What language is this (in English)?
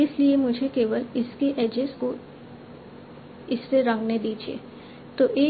Hindi